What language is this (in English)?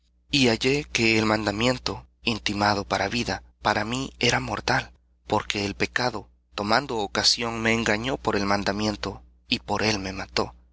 Spanish